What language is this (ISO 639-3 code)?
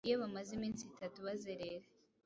kin